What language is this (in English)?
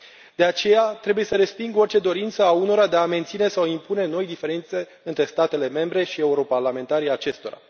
Romanian